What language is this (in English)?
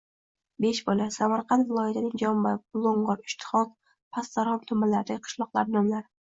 Uzbek